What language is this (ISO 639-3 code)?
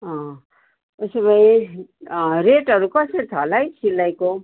nep